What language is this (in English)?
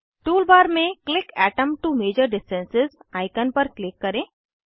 Hindi